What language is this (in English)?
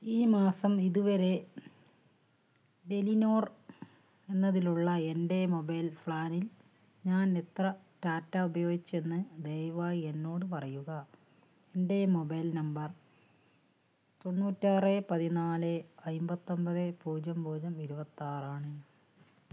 Malayalam